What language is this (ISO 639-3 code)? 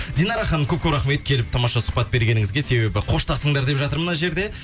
kaz